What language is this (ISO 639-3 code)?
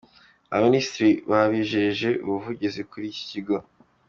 kin